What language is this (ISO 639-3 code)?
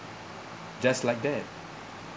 eng